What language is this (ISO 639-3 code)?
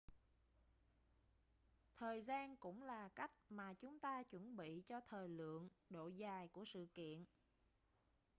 vie